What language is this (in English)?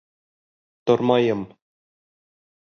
Bashkir